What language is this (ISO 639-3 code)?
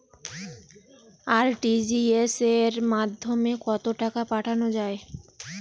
ben